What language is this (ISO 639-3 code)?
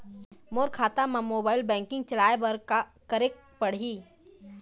hne